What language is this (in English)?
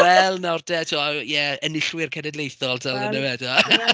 Welsh